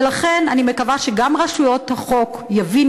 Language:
Hebrew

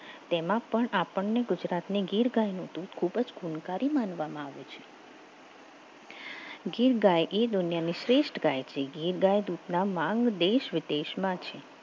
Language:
Gujarati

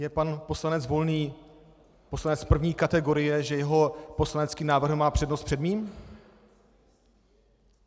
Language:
Czech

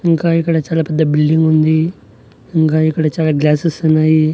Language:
Telugu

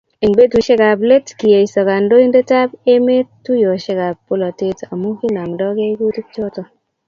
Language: Kalenjin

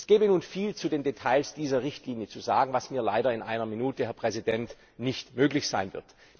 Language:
German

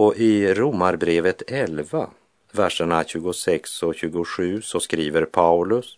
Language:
Swedish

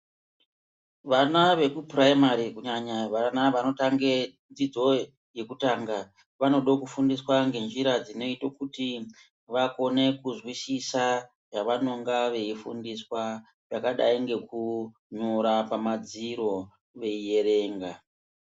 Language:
Ndau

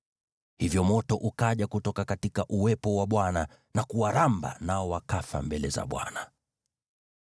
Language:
Swahili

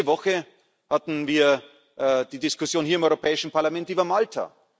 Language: German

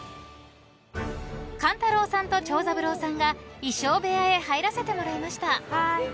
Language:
Japanese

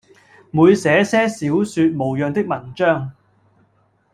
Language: Cantonese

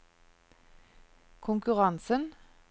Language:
Norwegian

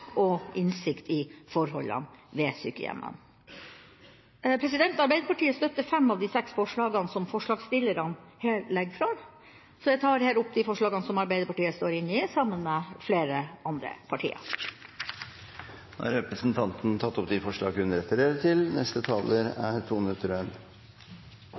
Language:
Norwegian Bokmål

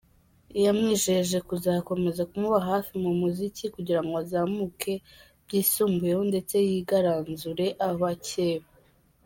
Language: Kinyarwanda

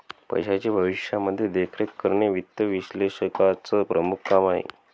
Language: Marathi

